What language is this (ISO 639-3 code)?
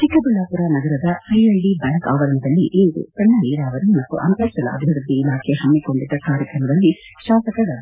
kan